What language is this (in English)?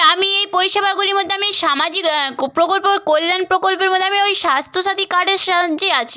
Bangla